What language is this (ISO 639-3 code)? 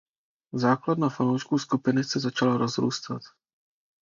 ces